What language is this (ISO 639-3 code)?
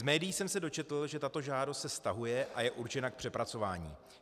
ces